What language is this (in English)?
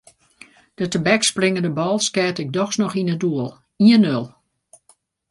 Western Frisian